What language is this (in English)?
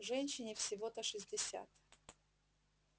Russian